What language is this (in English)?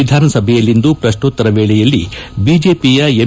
Kannada